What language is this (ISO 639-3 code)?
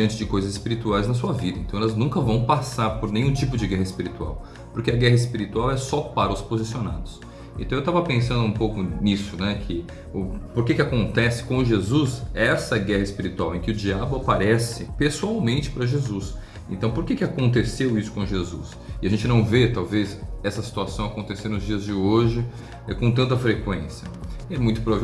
por